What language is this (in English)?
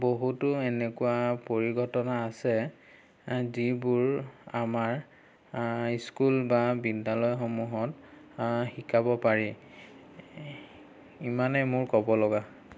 Assamese